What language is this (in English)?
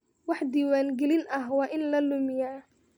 Somali